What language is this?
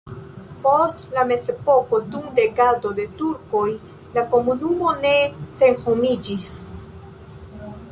Esperanto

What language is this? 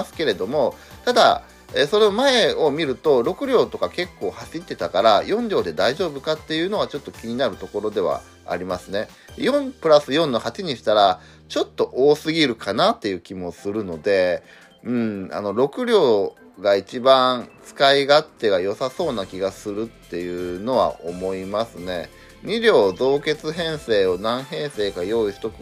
Japanese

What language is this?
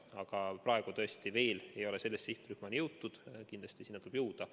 Estonian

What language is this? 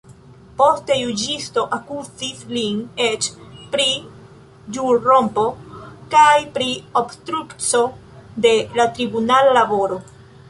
Esperanto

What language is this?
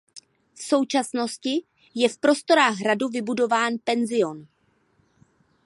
Czech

